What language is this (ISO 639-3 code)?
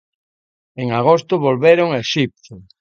glg